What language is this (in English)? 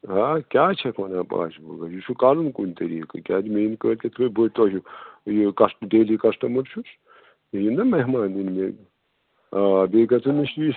Kashmiri